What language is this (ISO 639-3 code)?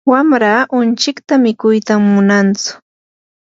qur